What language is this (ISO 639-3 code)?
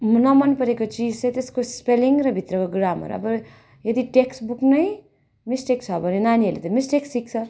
nep